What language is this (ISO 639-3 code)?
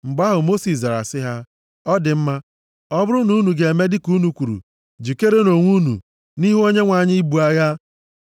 ibo